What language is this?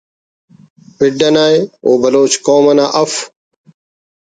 Brahui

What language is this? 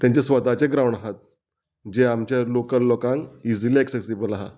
Konkani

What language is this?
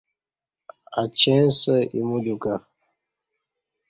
Kati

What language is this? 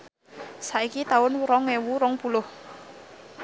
Javanese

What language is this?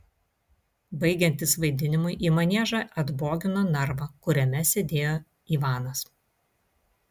Lithuanian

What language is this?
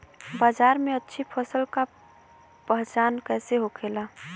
Bhojpuri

